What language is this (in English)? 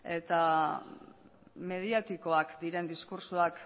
Basque